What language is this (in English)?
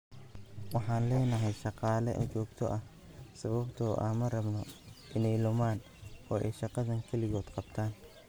Somali